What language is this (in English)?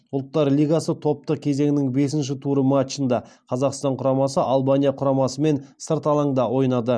Kazakh